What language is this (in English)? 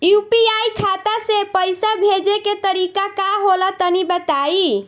Bhojpuri